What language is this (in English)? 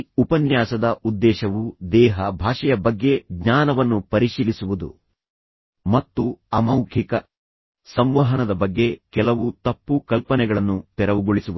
Kannada